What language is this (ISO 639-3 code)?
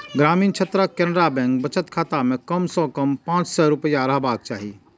mai